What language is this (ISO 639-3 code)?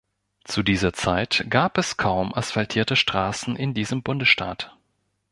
deu